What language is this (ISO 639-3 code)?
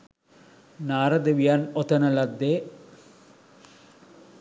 sin